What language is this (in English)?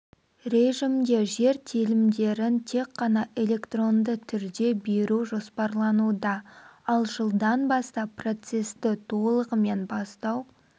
Kazakh